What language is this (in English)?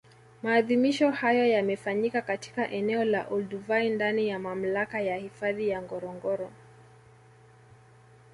Swahili